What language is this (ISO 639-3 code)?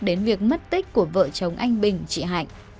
vie